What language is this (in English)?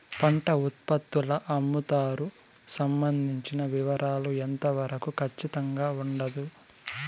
Telugu